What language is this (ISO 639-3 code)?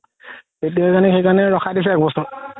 asm